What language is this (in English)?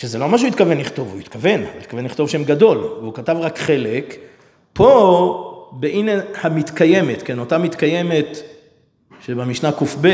Hebrew